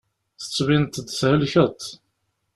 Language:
Kabyle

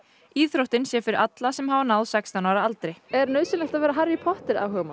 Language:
Icelandic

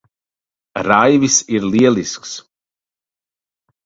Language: Latvian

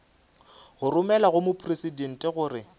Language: Northern Sotho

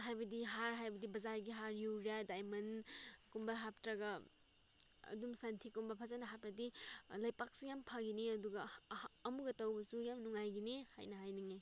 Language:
Manipuri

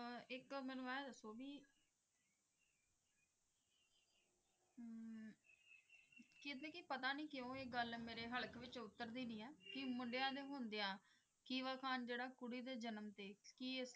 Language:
Punjabi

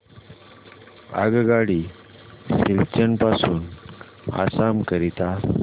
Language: Marathi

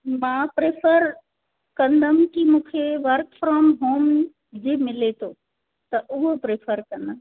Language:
Sindhi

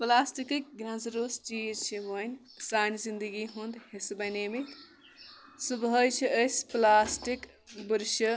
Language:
Kashmiri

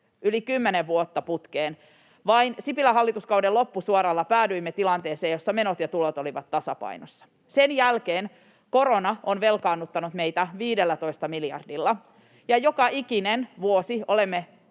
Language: Finnish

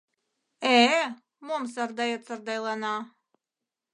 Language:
Mari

